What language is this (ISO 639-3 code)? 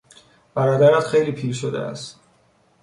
fas